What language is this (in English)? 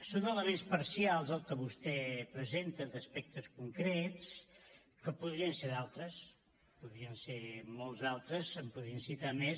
Catalan